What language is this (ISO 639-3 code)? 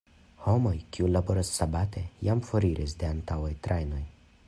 epo